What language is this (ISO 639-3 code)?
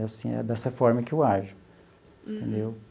por